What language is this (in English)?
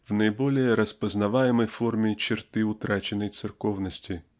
Russian